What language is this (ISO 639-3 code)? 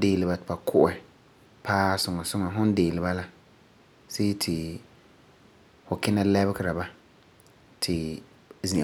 gur